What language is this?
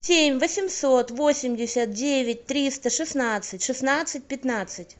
Russian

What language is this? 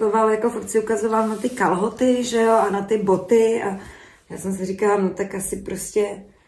Czech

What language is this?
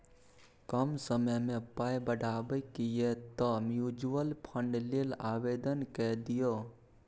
Maithili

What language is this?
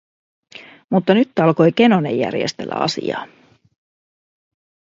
Finnish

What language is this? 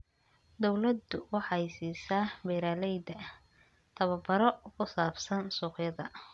Somali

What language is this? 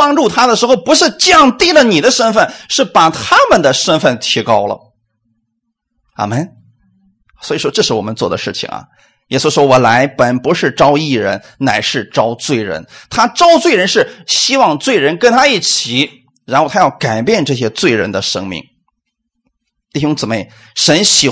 Chinese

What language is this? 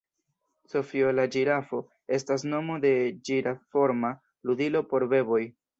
Esperanto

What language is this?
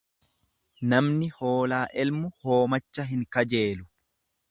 Oromo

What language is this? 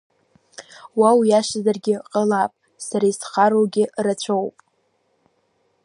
Abkhazian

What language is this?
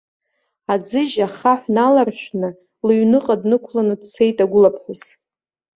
Abkhazian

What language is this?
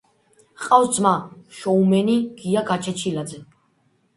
Georgian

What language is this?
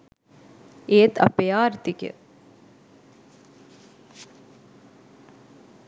Sinhala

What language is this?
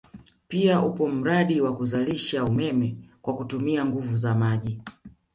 Swahili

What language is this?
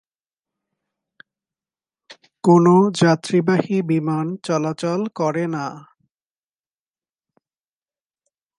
Bangla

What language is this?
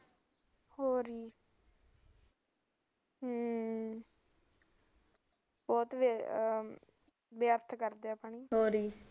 Punjabi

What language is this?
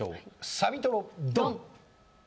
Japanese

